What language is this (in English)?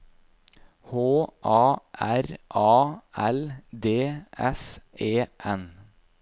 Norwegian